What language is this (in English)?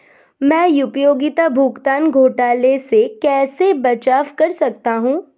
Hindi